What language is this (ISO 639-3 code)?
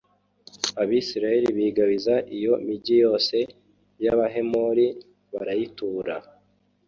kin